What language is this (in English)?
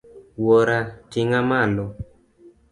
Luo (Kenya and Tanzania)